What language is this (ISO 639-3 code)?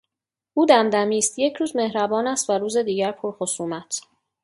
fas